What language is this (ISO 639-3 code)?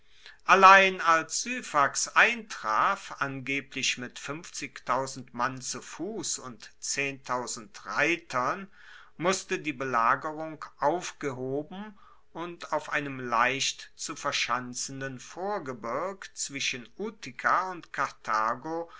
deu